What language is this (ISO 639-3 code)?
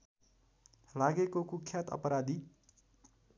nep